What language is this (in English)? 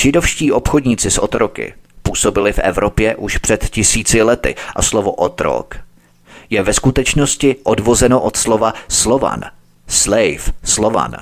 Czech